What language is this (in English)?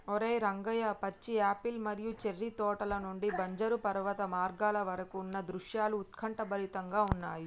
Telugu